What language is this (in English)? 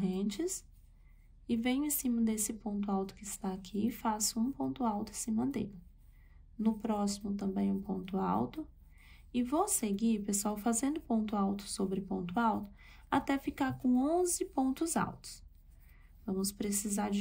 Portuguese